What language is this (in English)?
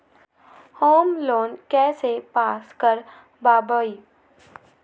Magahi